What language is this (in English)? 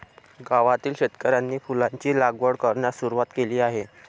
Marathi